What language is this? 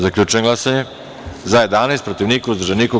Serbian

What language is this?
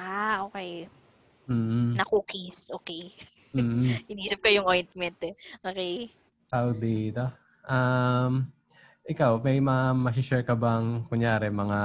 Filipino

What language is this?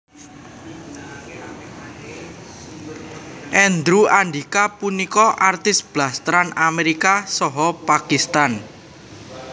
Javanese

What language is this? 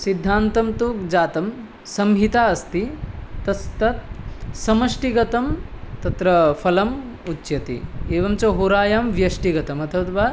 Sanskrit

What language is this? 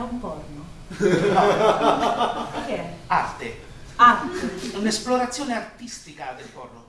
Italian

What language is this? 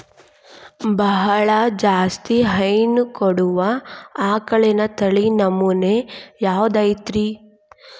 Kannada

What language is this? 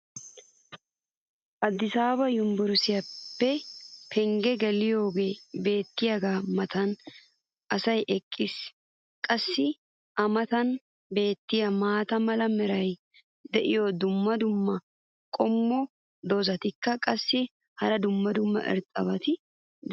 Wolaytta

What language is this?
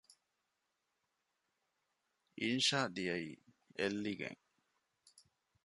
Divehi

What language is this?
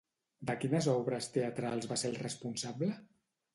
Catalan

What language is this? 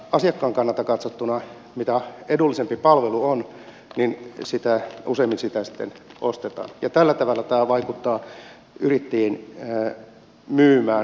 Finnish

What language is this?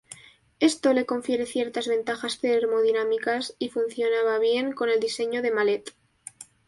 Spanish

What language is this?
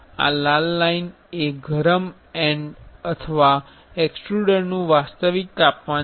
Gujarati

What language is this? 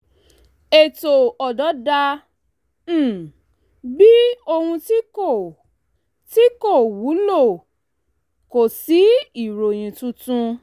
Yoruba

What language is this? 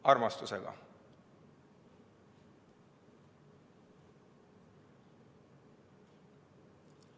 Estonian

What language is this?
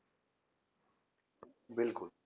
Punjabi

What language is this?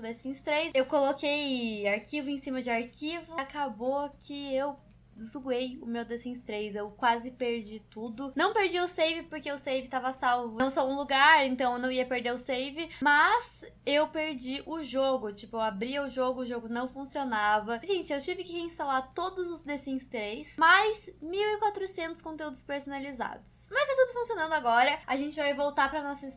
Portuguese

